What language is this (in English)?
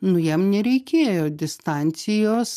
Lithuanian